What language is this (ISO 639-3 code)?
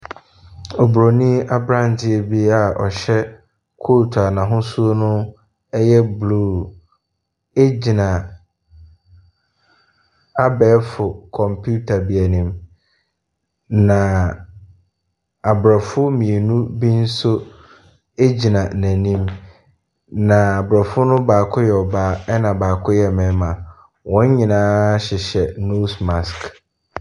aka